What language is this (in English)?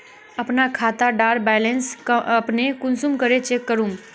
Magahi